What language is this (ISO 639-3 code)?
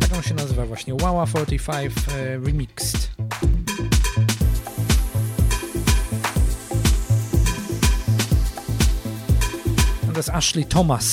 pol